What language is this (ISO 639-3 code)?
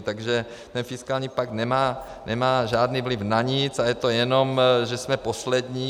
ces